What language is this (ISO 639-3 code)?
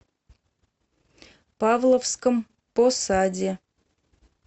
rus